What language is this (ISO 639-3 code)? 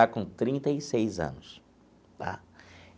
por